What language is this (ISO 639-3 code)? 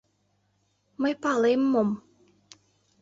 chm